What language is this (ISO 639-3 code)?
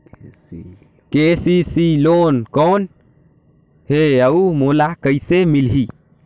hne